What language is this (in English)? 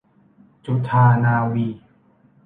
Thai